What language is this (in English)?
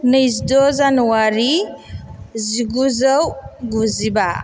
Bodo